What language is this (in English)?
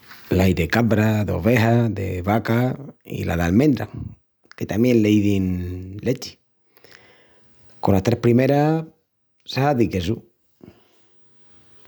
Extremaduran